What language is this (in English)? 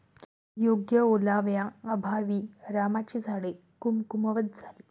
Marathi